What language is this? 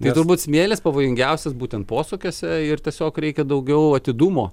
Lithuanian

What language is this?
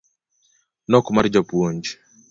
Luo (Kenya and Tanzania)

